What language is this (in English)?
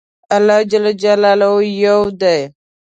Pashto